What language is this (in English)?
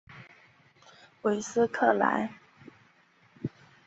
Chinese